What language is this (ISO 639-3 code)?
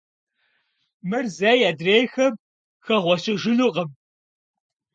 kbd